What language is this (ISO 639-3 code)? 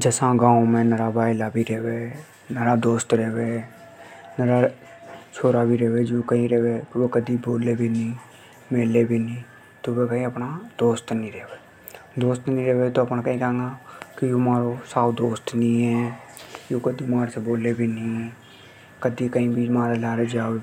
hoj